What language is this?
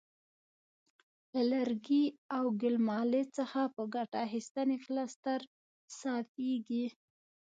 Pashto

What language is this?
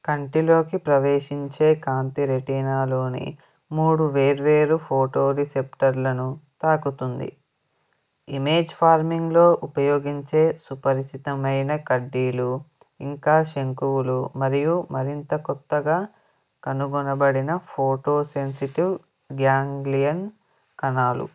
Telugu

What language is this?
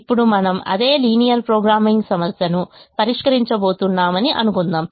Telugu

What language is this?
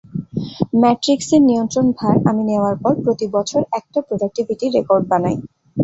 Bangla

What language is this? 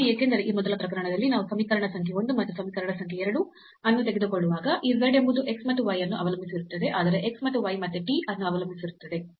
Kannada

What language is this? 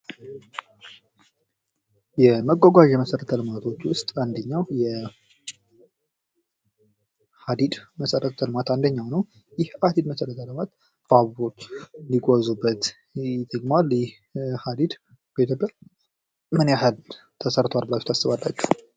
Amharic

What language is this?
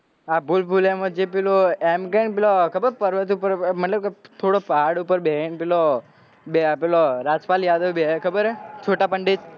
Gujarati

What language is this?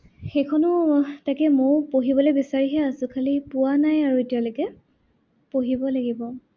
Assamese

